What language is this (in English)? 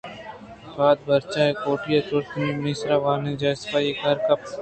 Eastern Balochi